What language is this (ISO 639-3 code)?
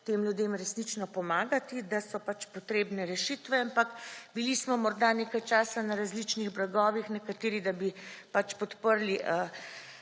slv